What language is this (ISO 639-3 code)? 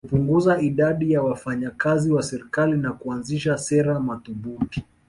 swa